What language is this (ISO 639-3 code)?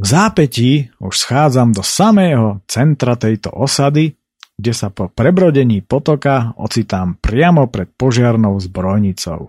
slk